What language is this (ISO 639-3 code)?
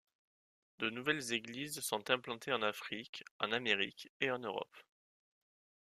fra